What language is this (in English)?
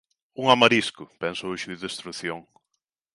Galician